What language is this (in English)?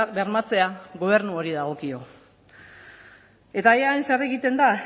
Basque